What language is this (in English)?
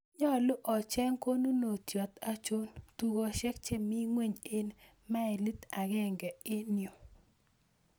Kalenjin